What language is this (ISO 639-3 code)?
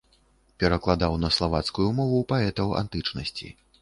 bel